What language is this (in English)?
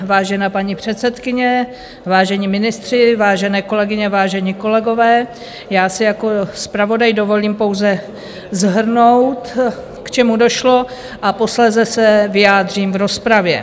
Czech